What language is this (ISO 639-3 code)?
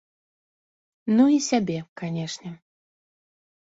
bel